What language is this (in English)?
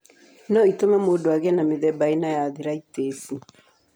Kikuyu